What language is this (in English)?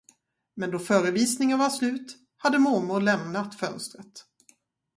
Swedish